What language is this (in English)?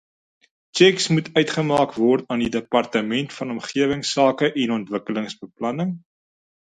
Afrikaans